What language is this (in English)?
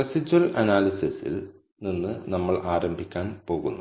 Malayalam